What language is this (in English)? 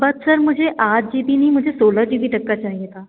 Hindi